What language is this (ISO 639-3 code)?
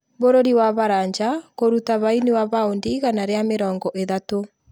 kik